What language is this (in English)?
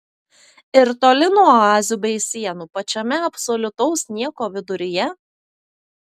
Lithuanian